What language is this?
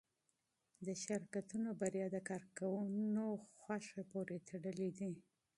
Pashto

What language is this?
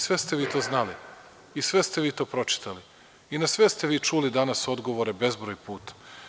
Serbian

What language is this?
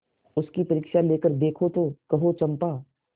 Hindi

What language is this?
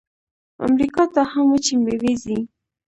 Pashto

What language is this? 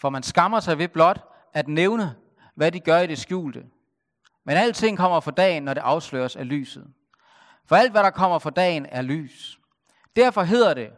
Danish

